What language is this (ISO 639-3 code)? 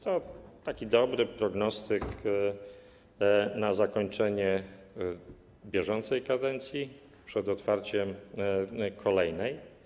pol